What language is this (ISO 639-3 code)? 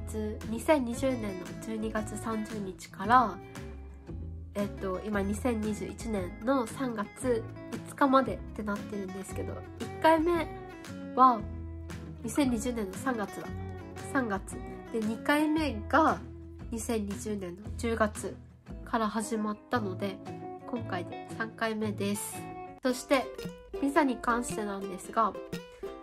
jpn